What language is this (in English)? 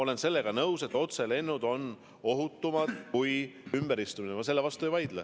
Estonian